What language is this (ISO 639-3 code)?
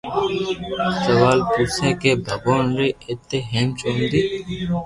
lrk